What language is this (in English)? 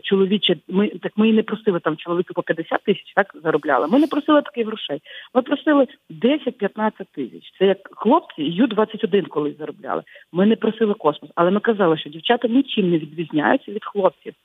Ukrainian